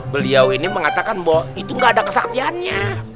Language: Indonesian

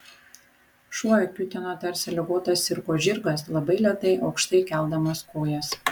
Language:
Lithuanian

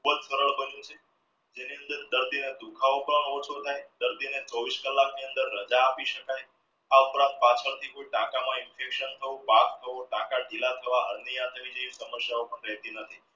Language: Gujarati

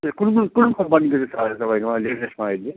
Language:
Nepali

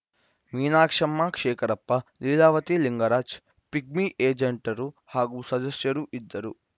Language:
Kannada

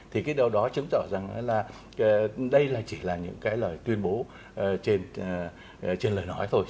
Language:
Vietnamese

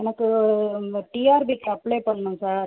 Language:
Tamil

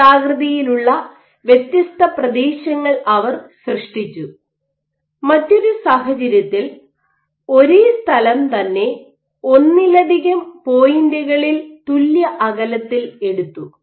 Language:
Malayalam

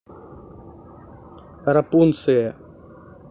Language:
Russian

